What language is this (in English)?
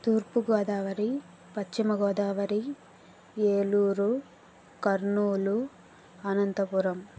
Telugu